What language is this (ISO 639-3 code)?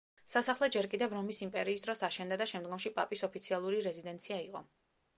kat